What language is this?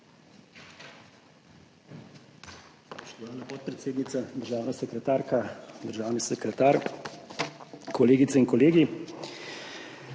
Slovenian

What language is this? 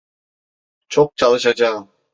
Turkish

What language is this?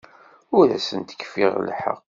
Kabyle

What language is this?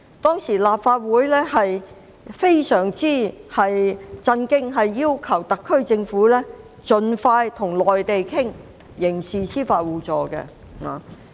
Cantonese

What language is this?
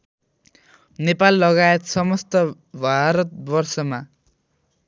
Nepali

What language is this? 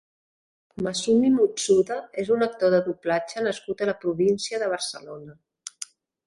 Catalan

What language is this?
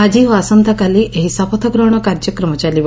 Odia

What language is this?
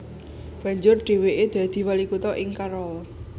Javanese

